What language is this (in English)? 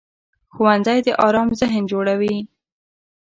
Pashto